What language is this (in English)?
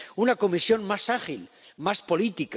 Spanish